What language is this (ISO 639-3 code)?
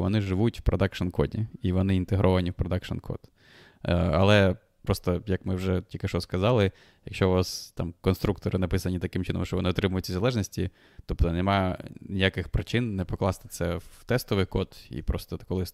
ukr